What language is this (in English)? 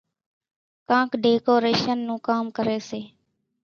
Kachi Koli